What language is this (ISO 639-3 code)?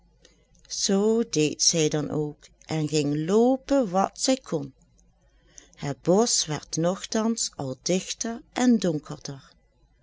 nld